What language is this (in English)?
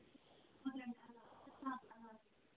Kashmiri